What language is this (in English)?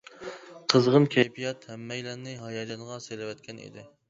Uyghur